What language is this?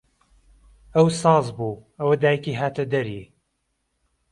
Central Kurdish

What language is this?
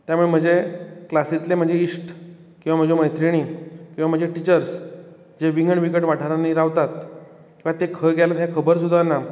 Konkani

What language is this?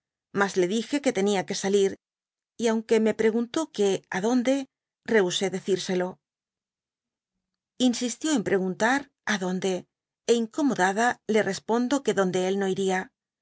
Spanish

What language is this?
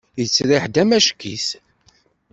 Kabyle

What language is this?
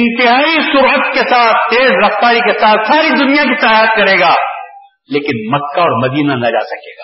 Urdu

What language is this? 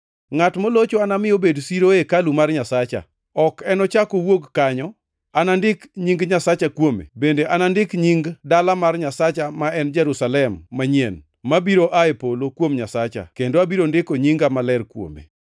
Luo (Kenya and Tanzania)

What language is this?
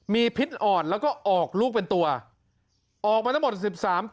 Thai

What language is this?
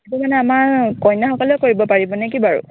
Assamese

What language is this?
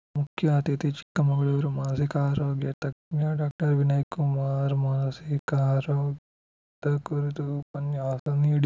Kannada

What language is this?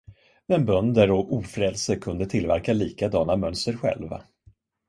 Swedish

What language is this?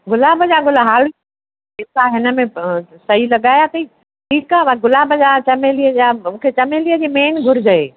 Sindhi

